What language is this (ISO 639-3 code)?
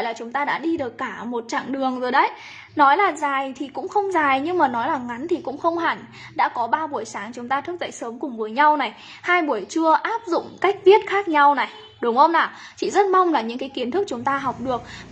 vie